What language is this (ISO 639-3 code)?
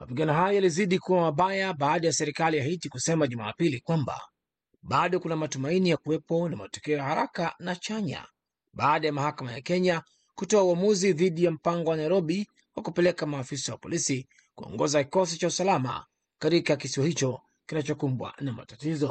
swa